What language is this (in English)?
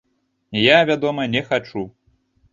Belarusian